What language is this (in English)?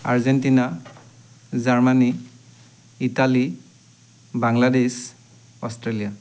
Assamese